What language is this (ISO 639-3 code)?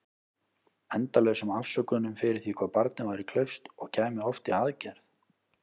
isl